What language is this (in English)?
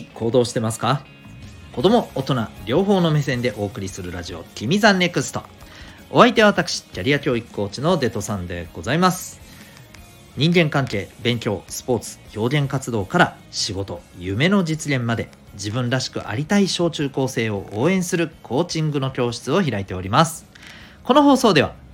Japanese